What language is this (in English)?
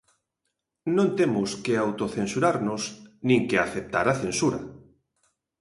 Galician